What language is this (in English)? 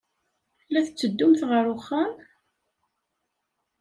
Kabyle